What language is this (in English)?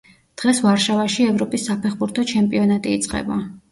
Georgian